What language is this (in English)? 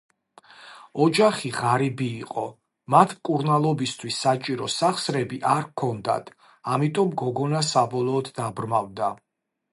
Georgian